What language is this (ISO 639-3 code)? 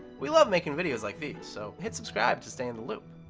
eng